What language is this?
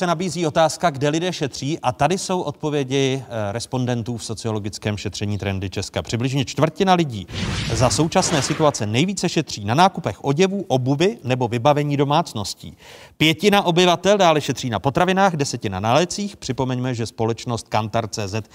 Czech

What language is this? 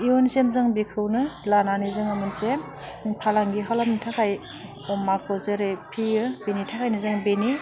Bodo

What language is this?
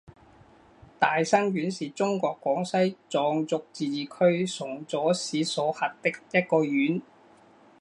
Chinese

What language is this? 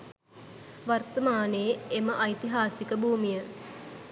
Sinhala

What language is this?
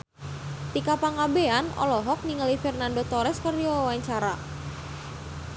Sundanese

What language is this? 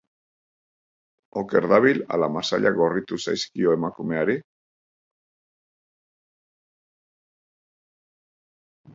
Basque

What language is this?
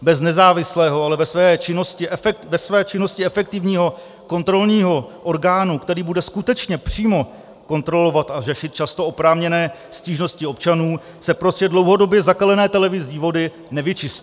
Czech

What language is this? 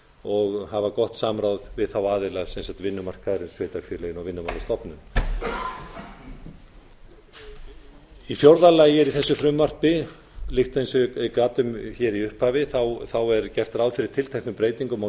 Icelandic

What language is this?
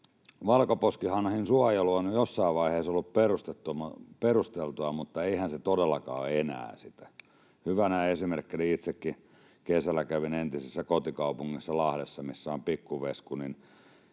Finnish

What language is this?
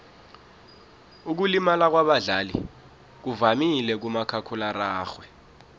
South Ndebele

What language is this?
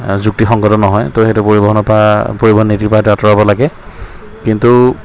Assamese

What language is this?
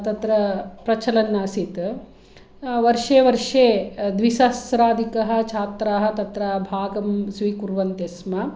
Sanskrit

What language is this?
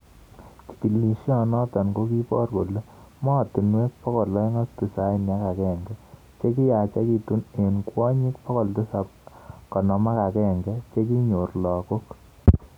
Kalenjin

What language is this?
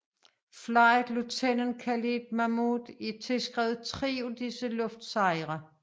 Danish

